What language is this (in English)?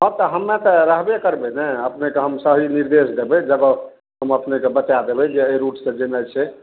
Maithili